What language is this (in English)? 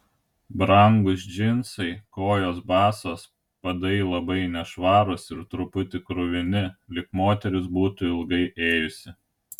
Lithuanian